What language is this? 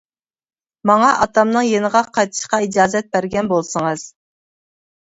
Uyghur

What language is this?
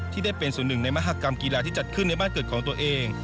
Thai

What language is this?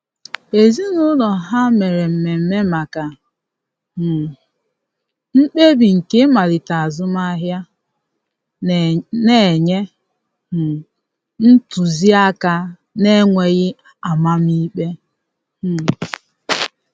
Igbo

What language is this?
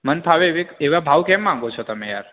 Gujarati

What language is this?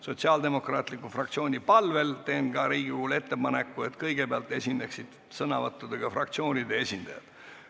Estonian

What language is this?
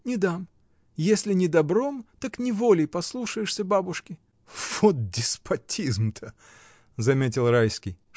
Russian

